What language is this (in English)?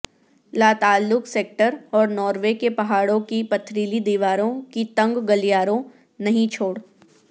Urdu